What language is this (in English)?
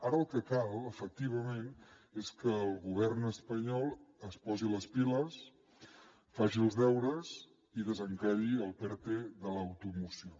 Catalan